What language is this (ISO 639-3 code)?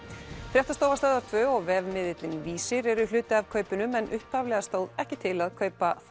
isl